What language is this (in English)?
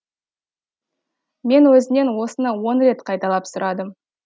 Kazakh